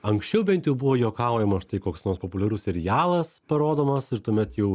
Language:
Lithuanian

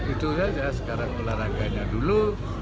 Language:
Indonesian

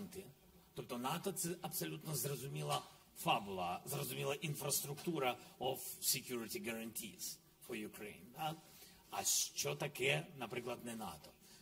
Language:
Ukrainian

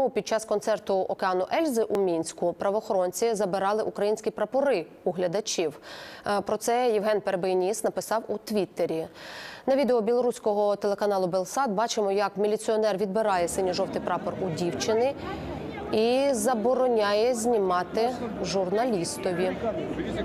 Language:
Ukrainian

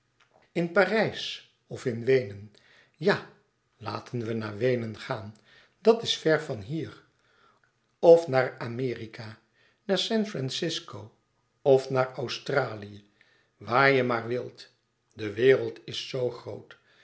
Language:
Dutch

